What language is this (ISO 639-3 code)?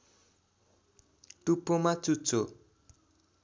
nep